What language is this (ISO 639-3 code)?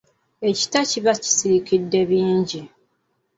lug